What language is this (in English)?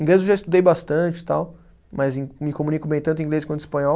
Portuguese